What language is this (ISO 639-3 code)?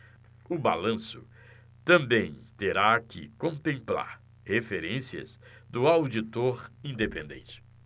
por